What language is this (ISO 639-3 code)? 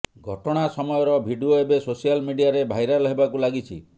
ori